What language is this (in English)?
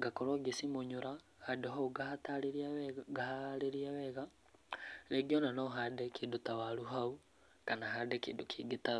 Kikuyu